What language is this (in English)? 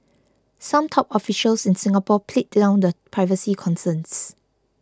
English